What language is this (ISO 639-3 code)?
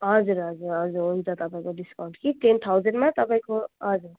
nep